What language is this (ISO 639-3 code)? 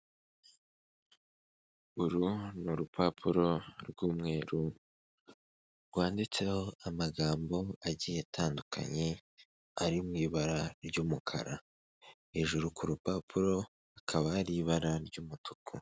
kin